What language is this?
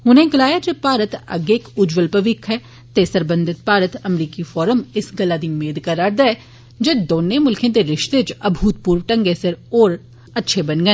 Dogri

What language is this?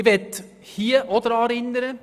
Swiss German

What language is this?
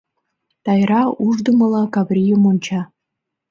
Mari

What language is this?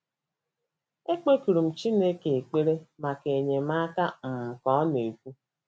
Igbo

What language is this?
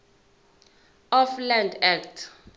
Zulu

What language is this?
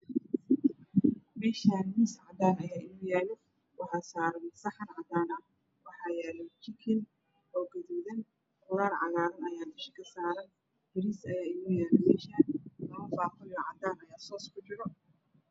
Somali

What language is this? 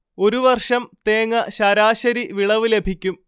Malayalam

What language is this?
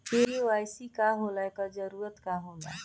Bhojpuri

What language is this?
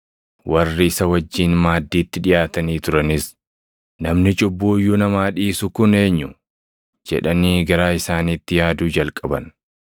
Oromo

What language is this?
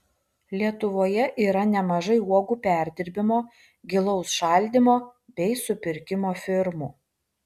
Lithuanian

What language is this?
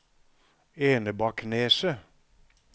Norwegian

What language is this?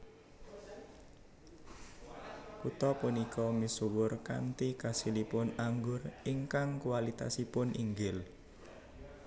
Javanese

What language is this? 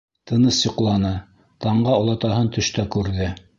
Bashkir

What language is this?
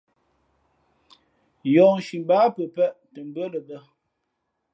Fe'fe'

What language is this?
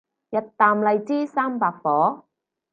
Cantonese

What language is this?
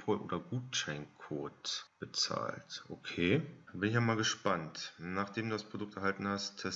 German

